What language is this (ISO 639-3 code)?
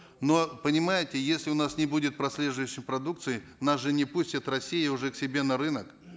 kaz